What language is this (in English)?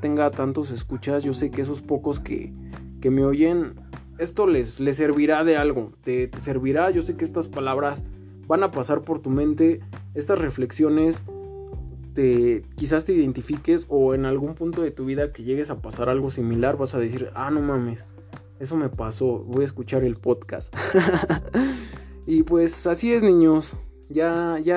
Spanish